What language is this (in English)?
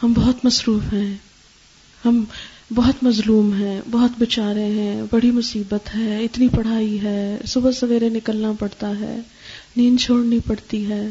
Urdu